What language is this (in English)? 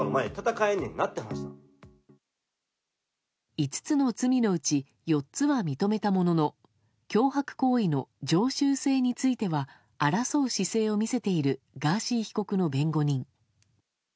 Japanese